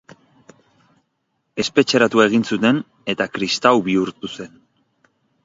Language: Basque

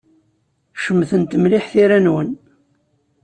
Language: Kabyle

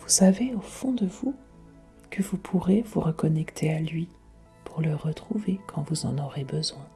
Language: French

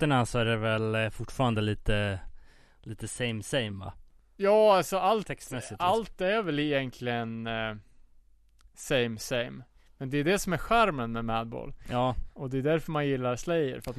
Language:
Swedish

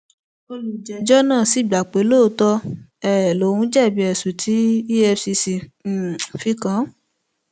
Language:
Yoruba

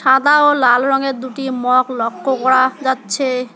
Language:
Bangla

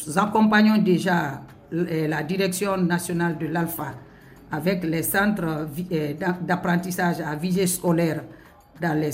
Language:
French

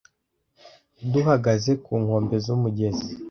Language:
Kinyarwanda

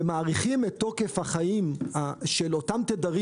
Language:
Hebrew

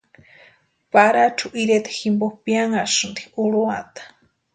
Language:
Western Highland Purepecha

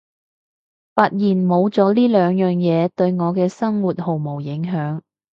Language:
Cantonese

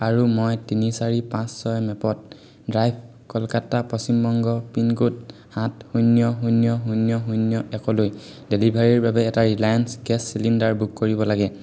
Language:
Assamese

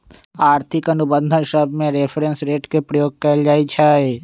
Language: Magahi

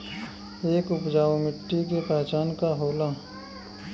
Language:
Bhojpuri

